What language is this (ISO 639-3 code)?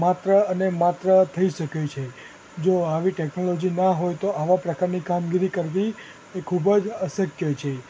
guj